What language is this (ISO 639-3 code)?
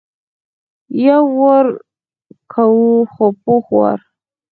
pus